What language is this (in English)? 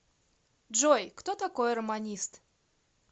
Russian